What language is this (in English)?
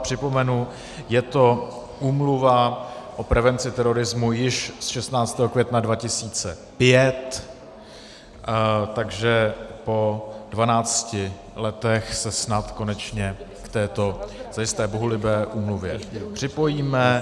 Czech